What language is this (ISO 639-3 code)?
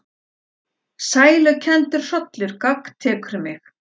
isl